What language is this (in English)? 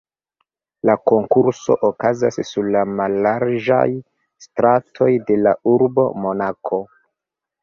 Esperanto